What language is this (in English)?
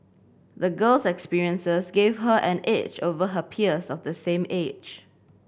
English